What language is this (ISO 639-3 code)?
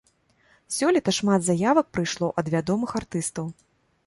bel